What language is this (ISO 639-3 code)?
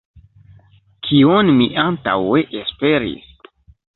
epo